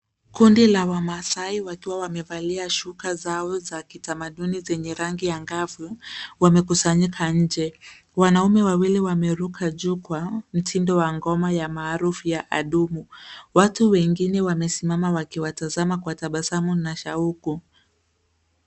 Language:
Swahili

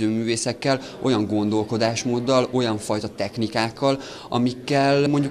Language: Hungarian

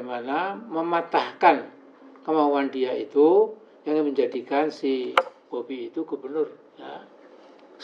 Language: Indonesian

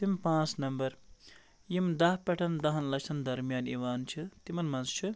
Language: Kashmiri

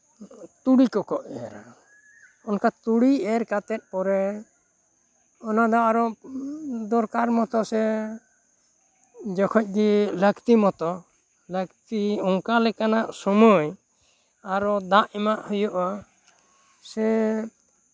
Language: Santali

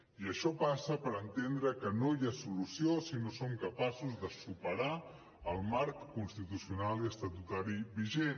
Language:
Catalan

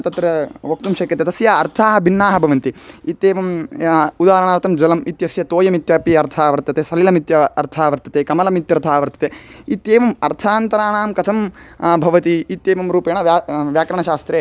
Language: Sanskrit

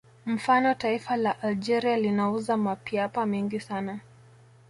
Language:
Swahili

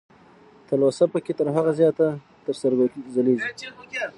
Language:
Pashto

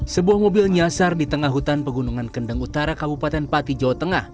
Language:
Indonesian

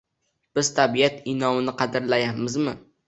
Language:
Uzbek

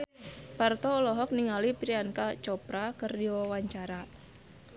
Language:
Sundanese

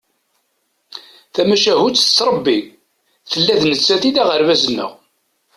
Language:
Kabyle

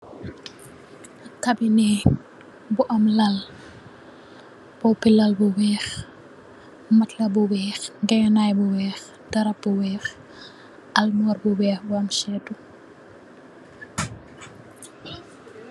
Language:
Wolof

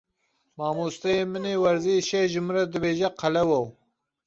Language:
Kurdish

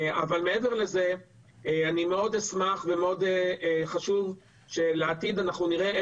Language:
Hebrew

